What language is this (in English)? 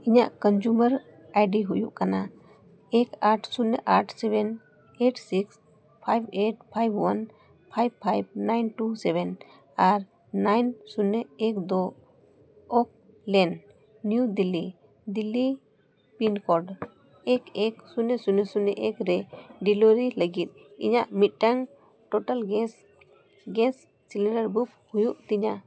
Santali